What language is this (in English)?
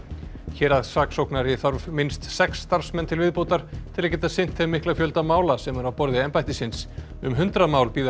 Icelandic